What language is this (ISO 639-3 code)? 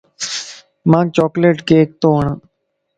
lss